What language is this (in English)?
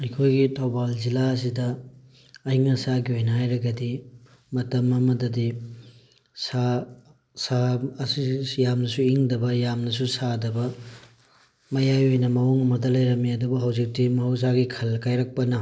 Manipuri